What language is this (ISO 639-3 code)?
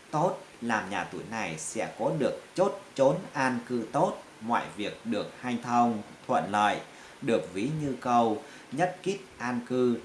vie